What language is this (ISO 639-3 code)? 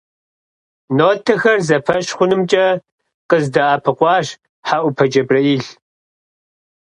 kbd